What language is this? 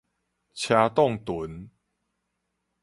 Min Nan Chinese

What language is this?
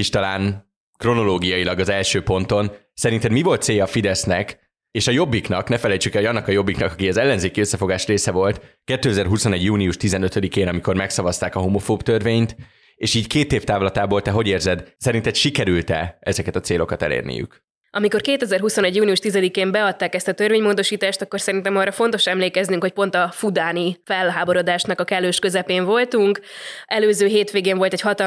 Hungarian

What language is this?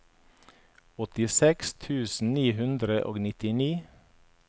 Norwegian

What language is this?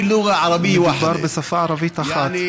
Hebrew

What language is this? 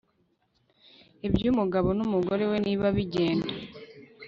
Kinyarwanda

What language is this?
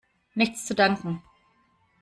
German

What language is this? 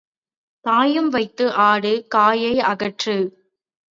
Tamil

